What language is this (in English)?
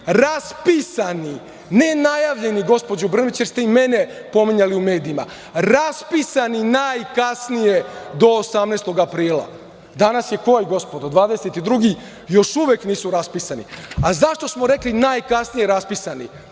Serbian